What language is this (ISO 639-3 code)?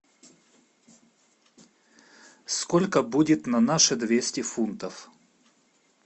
rus